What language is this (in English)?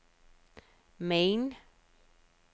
Danish